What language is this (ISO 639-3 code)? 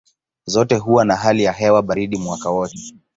swa